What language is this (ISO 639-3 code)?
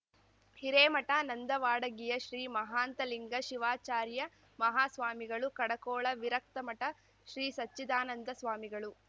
kan